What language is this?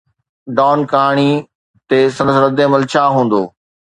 Sindhi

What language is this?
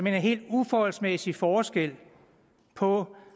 Danish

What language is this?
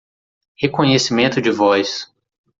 Portuguese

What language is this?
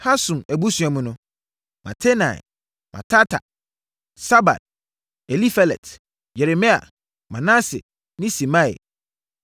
Akan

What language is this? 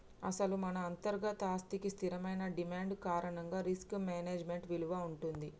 Telugu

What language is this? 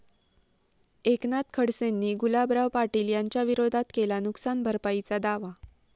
Marathi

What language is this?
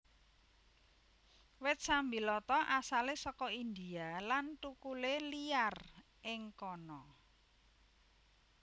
Javanese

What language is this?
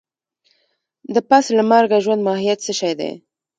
Pashto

